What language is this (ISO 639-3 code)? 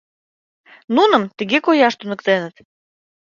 chm